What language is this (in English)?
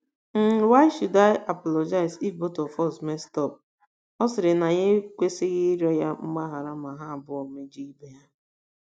Igbo